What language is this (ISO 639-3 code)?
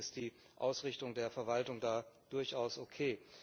deu